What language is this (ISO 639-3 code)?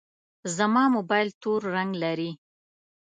pus